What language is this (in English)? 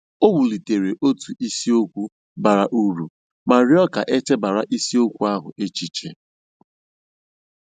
Igbo